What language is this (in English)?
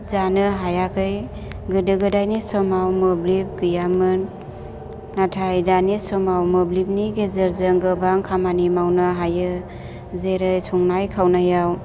Bodo